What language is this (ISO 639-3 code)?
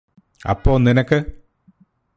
mal